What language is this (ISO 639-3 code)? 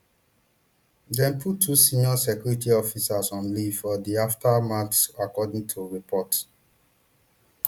pcm